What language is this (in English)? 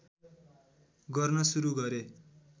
Nepali